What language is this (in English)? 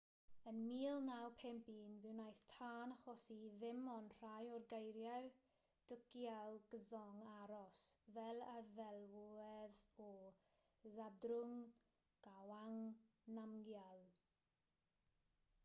Welsh